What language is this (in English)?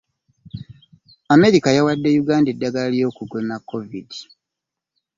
Ganda